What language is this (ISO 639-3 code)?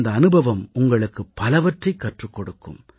tam